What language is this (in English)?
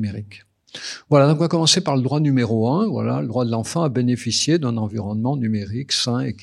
French